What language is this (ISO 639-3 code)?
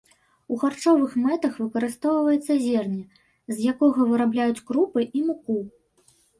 bel